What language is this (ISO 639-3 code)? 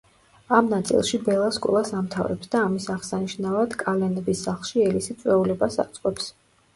kat